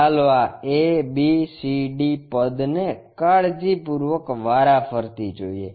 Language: Gujarati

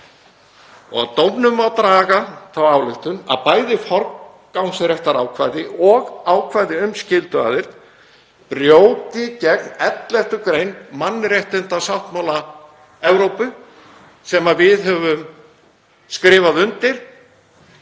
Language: Icelandic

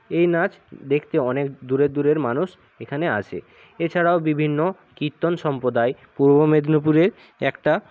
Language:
Bangla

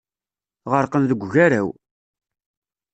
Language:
Kabyle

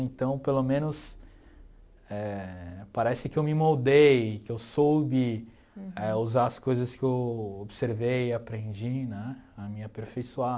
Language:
Portuguese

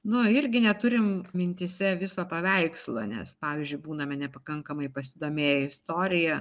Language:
Lithuanian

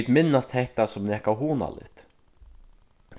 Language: Faroese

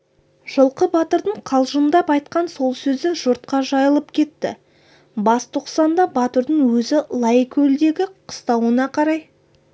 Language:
Kazakh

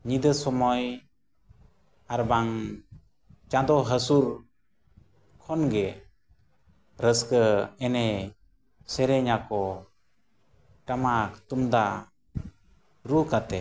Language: Santali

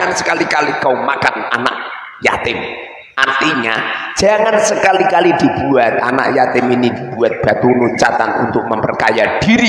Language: Indonesian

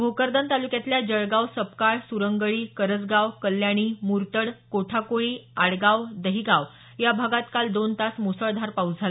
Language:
Marathi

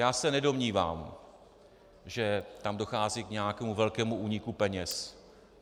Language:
Czech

